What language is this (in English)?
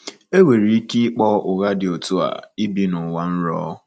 Igbo